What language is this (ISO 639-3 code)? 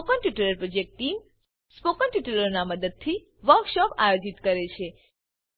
guj